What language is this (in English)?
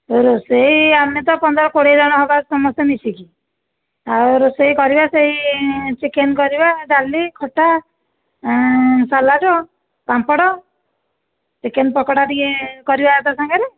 Odia